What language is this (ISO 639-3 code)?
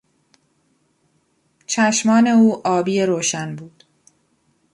fas